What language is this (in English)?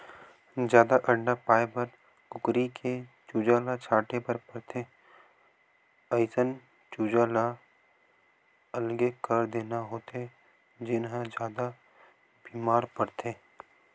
Chhattisgarhi